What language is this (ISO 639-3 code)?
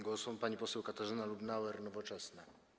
pol